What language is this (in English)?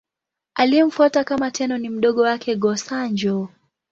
Swahili